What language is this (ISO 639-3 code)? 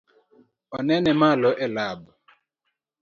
luo